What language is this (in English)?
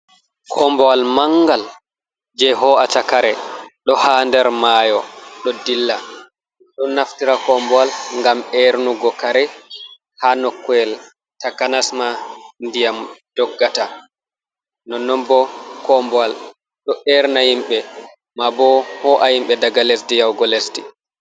Fula